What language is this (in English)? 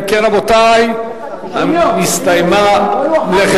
Hebrew